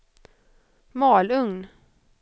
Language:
Swedish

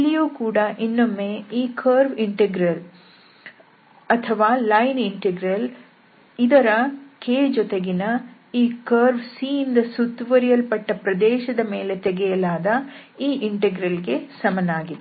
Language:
Kannada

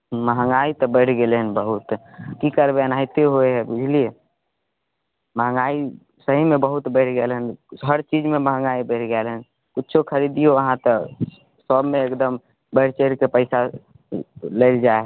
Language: Maithili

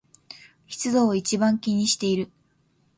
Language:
Japanese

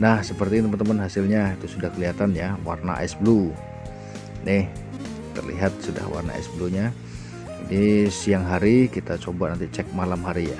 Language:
Indonesian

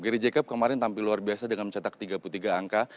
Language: Indonesian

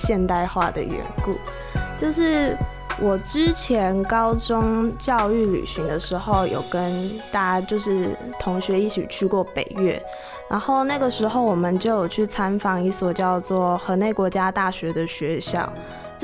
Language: Chinese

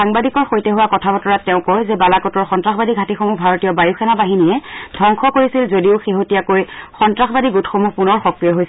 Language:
Assamese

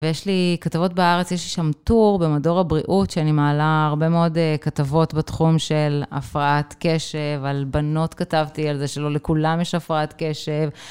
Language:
Hebrew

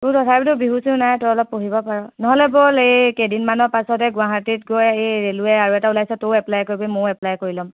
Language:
Assamese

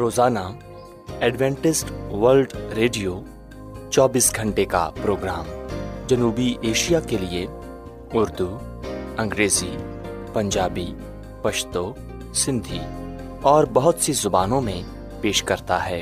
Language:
Urdu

